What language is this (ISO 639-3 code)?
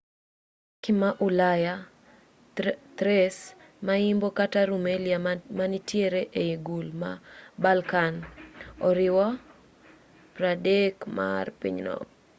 luo